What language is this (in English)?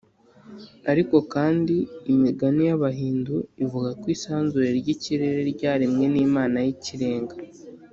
Kinyarwanda